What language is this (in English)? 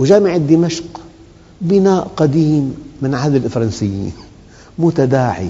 Arabic